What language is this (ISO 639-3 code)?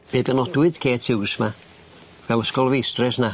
cym